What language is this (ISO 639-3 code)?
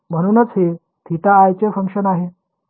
mar